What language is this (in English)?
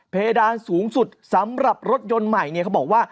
Thai